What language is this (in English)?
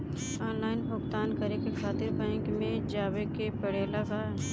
Bhojpuri